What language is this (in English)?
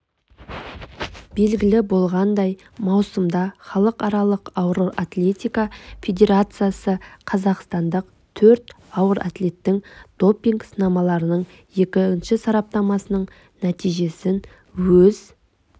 Kazakh